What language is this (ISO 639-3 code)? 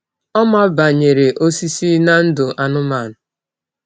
ibo